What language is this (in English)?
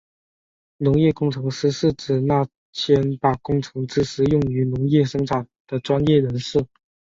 Chinese